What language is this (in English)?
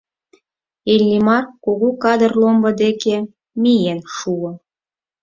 Mari